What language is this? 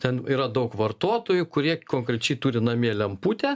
Lithuanian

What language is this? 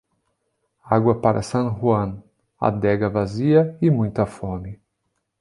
Portuguese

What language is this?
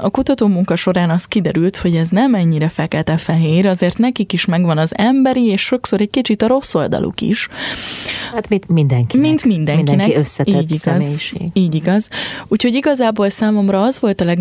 Hungarian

